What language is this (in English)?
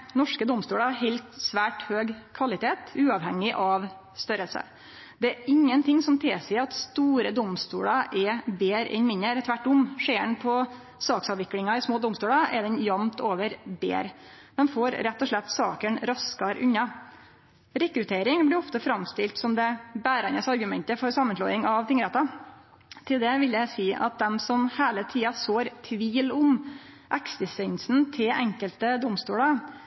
Norwegian Nynorsk